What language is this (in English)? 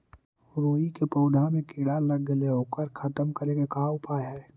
Magahi